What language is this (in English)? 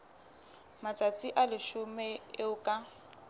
Southern Sotho